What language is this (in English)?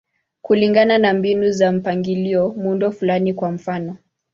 Swahili